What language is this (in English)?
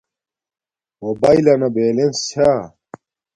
Domaaki